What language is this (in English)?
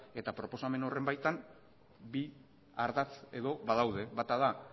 Basque